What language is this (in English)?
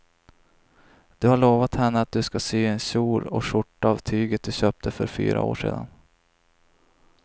Swedish